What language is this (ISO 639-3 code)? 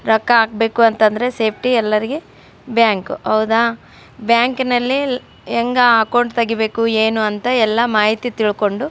kan